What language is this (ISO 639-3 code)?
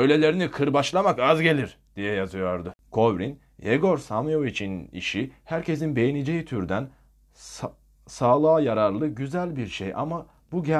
tur